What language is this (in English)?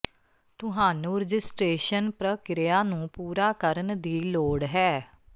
Punjabi